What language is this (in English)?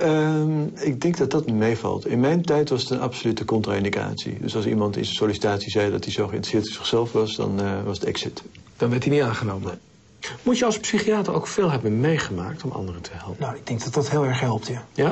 Dutch